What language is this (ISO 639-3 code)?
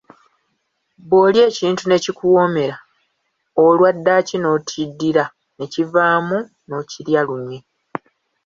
lug